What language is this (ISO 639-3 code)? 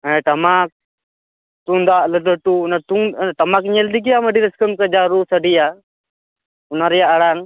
sat